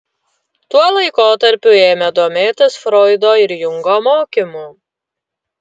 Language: Lithuanian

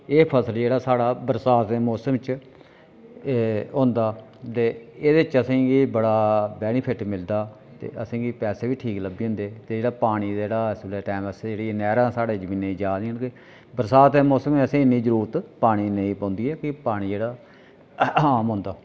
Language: Dogri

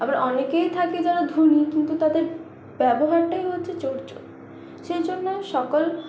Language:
Bangla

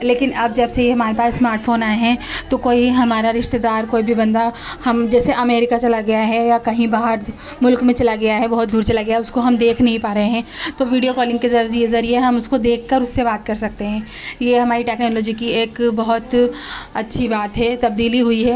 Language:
Urdu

